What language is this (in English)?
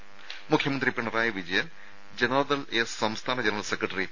Malayalam